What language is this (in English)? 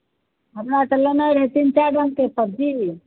Maithili